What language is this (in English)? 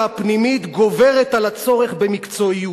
Hebrew